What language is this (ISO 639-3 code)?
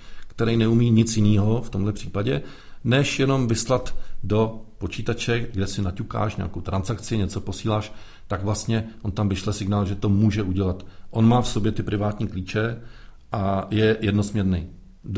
ces